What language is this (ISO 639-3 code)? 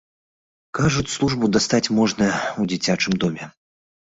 bel